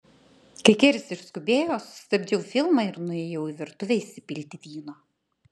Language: Lithuanian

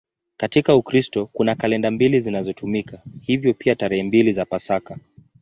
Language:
Swahili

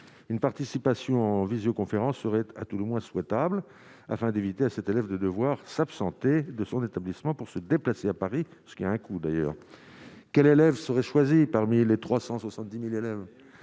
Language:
French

